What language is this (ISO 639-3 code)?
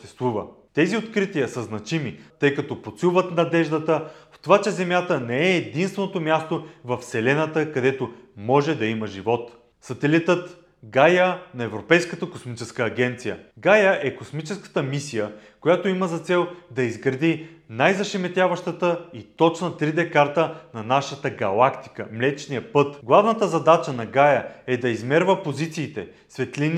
bul